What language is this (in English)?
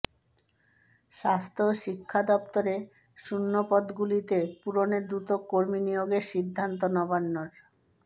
Bangla